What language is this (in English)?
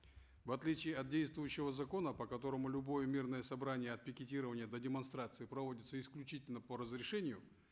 Kazakh